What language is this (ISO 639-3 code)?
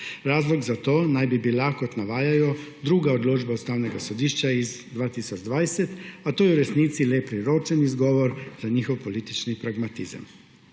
slv